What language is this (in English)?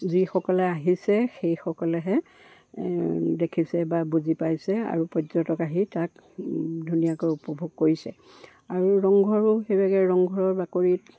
Assamese